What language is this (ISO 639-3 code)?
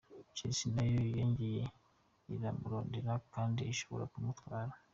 kin